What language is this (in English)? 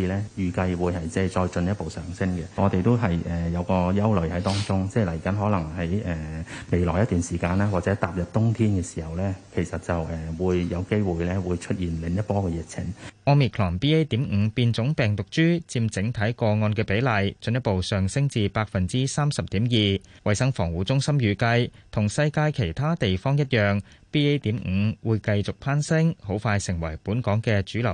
Chinese